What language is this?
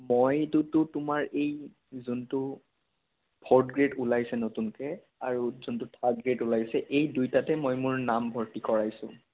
Assamese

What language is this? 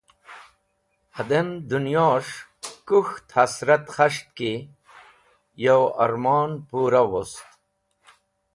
Wakhi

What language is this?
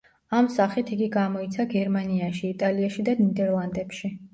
Georgian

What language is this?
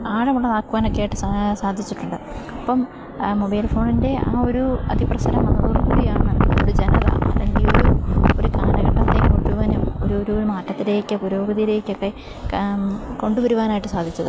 Malayalam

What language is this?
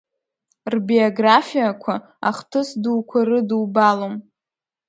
Abkhazian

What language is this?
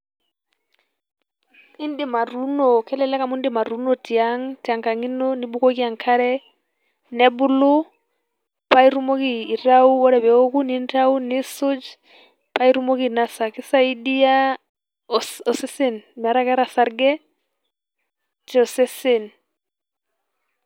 Masai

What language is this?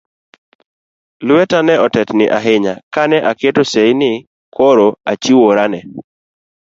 Luo (Kenya and Tanzania)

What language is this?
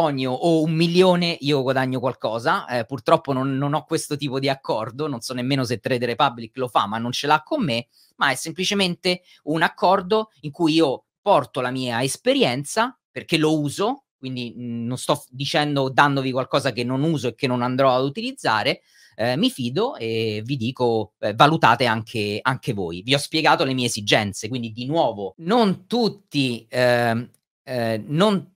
Italian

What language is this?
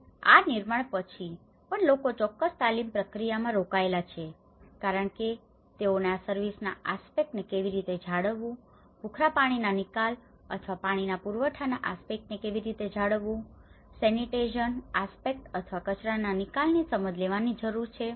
Gujarati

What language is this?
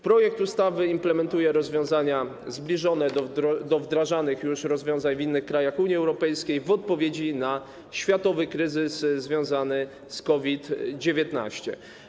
Polish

